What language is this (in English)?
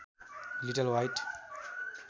Nepali